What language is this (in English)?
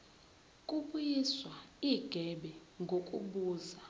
Zulu